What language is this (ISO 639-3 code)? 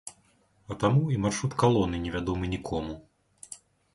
bel